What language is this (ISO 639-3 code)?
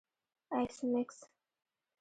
pus